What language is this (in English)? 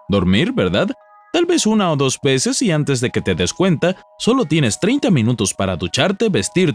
Spanish